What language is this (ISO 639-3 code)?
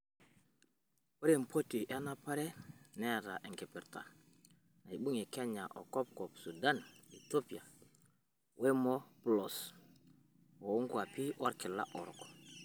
mas